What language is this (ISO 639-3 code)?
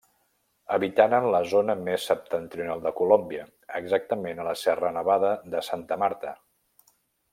cat